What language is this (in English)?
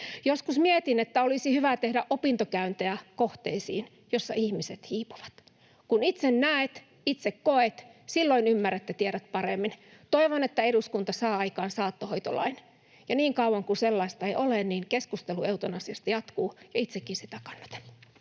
Finnish